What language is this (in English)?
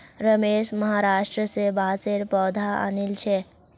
Magahi